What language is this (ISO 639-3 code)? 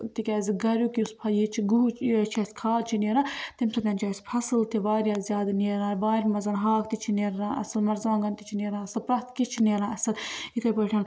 kas